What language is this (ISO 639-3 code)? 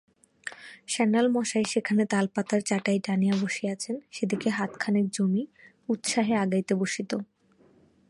ben